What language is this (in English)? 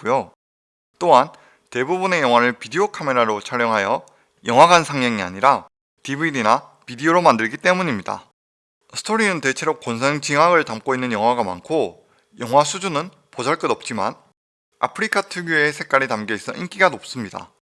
Korean